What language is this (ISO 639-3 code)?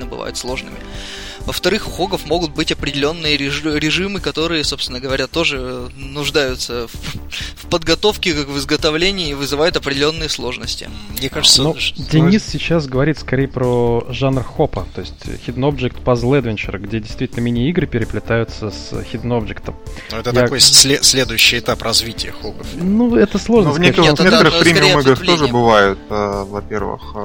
rus